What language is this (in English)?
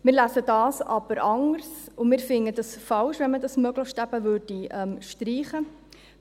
Swiss German